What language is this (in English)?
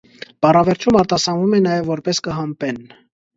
Armenian